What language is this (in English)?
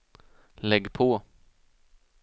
Swedish